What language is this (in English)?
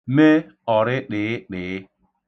Igbo